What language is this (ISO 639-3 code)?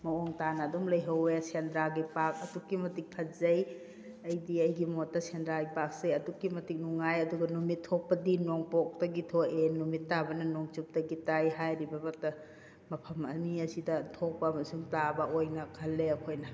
mni